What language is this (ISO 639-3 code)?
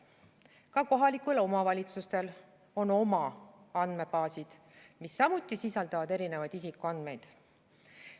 est